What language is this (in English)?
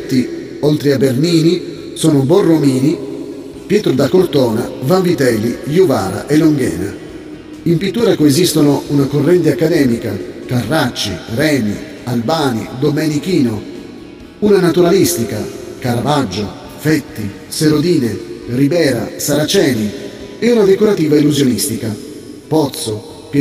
Italian